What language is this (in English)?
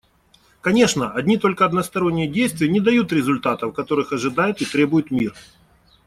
Russian